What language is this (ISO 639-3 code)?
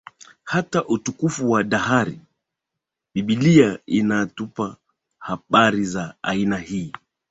swa